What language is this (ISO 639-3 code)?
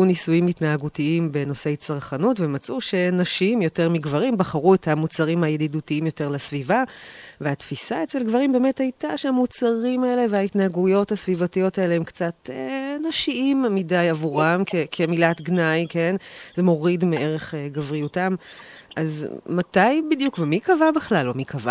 heb